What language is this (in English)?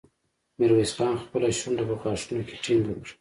Pashto